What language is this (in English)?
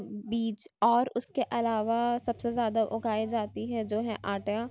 Urdu